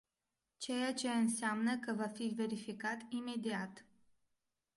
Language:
Romanian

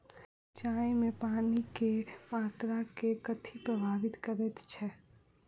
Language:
Maithili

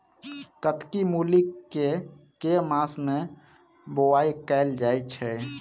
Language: Maithili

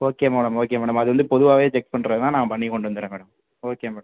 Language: Tamil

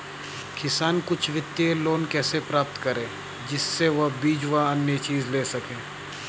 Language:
Hindi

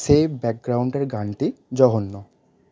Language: Bangla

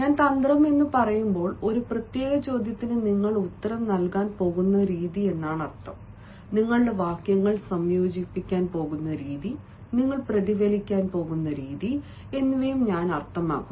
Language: Malayalam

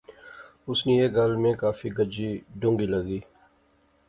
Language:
Pahari-Potwari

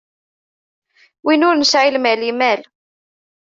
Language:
Kabyle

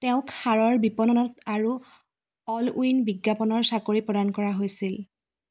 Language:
Assamese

